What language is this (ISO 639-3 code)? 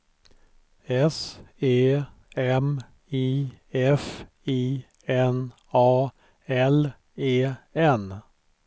swe